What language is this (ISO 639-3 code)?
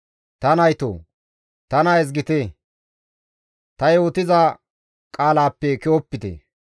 gmv